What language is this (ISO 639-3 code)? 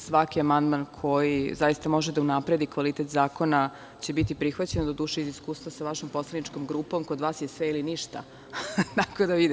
srp